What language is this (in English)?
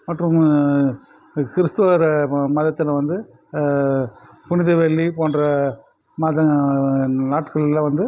Tamil